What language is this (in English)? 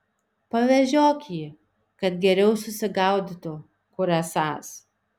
Lithuanian